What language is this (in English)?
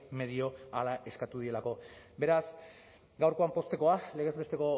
Basque